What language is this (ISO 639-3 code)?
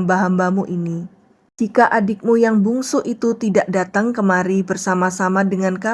ind